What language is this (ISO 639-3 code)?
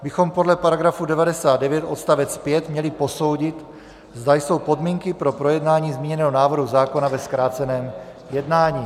ces